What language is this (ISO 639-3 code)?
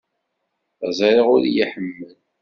kab